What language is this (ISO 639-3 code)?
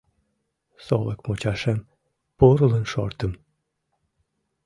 chm